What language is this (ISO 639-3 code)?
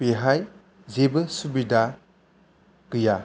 brx